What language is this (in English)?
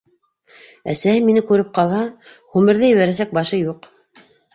Bashkir